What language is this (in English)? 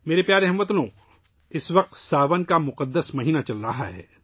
Urdu